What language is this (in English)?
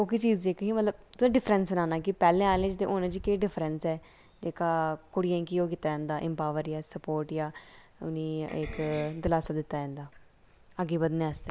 Dogri